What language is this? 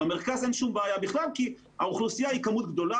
Hebrew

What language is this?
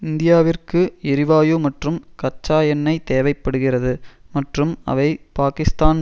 Tamil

